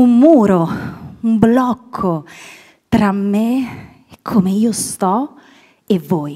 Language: Italian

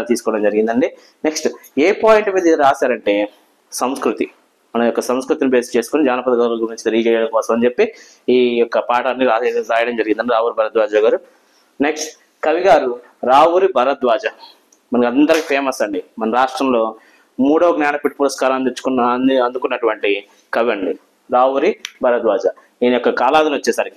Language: Telugu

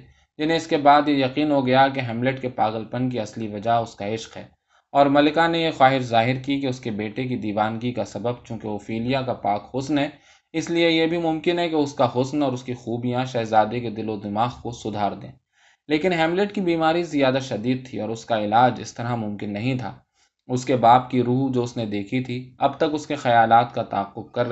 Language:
Urdu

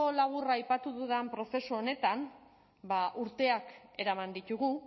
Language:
Basque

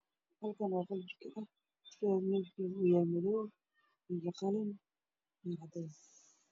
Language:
Somali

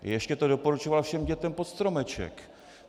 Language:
Czech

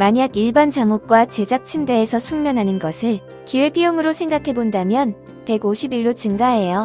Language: Korean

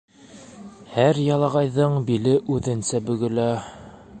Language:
Bashkir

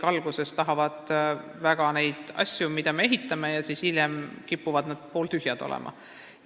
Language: Estonian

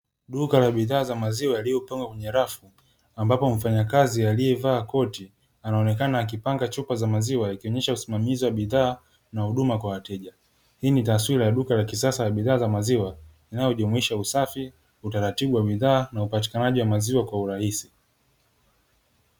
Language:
Swahili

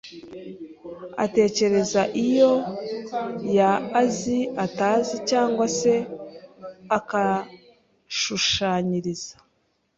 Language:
Kinyarwanda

